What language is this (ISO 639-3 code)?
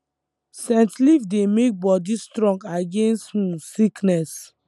pcm